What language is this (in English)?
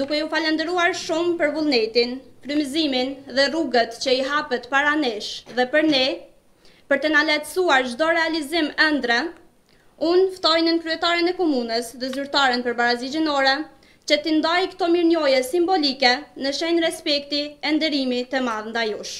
Romanian